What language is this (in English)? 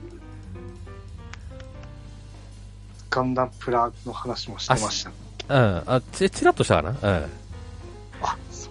Japanese